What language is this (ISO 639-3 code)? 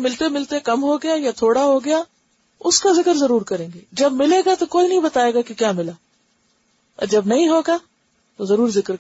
urd